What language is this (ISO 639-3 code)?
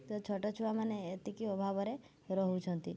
ori